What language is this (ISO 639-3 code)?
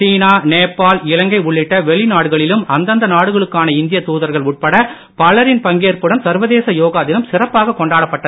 tam